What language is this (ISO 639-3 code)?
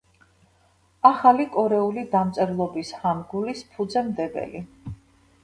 kat